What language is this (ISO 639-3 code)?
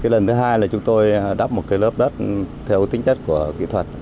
vie